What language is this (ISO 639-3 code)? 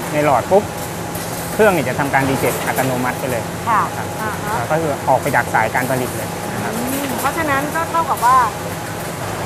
tha